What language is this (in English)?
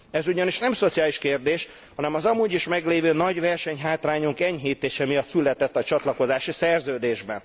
Hungarian